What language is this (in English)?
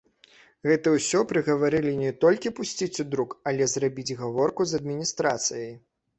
Belarusian